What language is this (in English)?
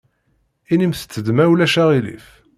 Kabyle